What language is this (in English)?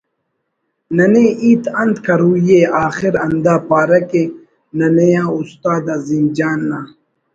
Brahui